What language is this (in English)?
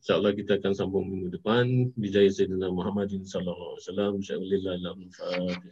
Malay